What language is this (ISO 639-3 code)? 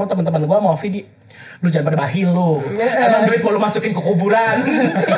ind